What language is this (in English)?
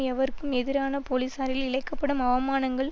Tamil